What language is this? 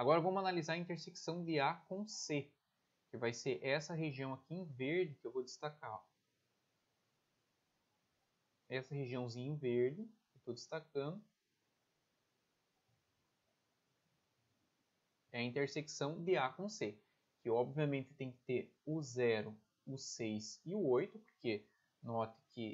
Portuguese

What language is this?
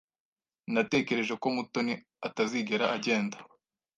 Kinyarwanda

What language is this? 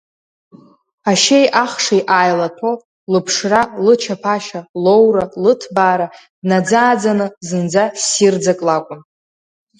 Abkhazian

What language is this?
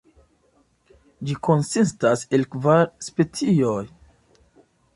Esperanto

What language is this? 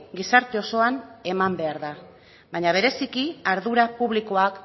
Basque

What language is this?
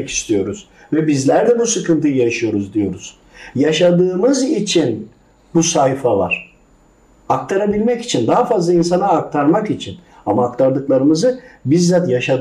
Turkish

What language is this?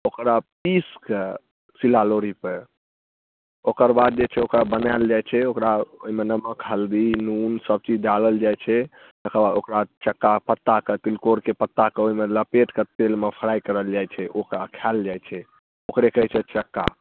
Maithili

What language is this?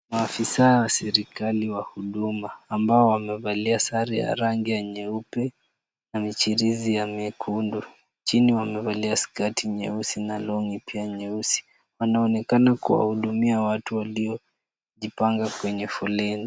Swahili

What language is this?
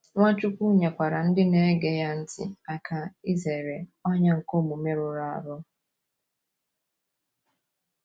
Igbo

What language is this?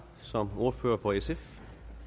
Danish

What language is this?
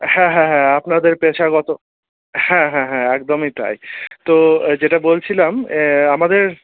Bangla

